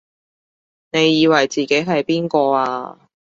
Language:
Cantonese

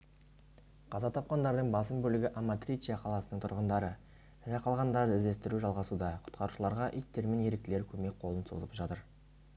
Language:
Kazakh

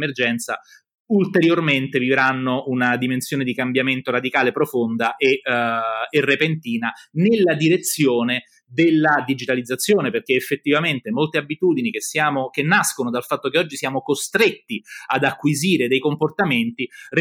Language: Italian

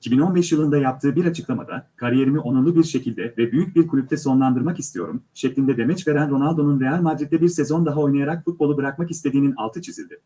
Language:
Turkish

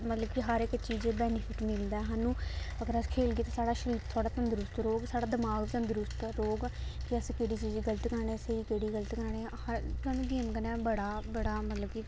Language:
Dogri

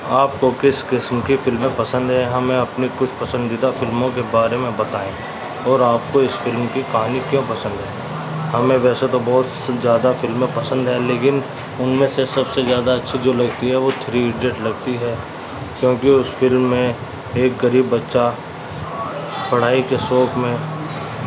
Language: Urdu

